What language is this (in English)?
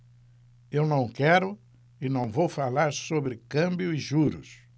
Portuguese